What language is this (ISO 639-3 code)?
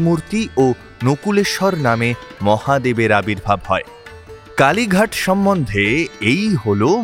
ben